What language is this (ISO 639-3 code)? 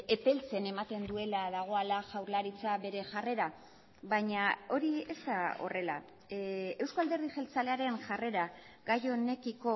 eus